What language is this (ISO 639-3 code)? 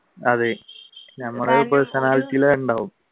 mal